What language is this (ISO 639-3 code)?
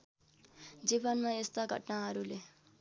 nep